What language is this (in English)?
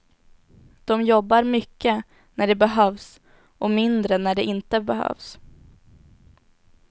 Swedish